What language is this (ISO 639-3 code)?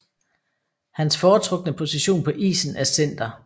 dan